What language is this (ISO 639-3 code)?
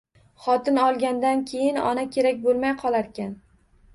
uzb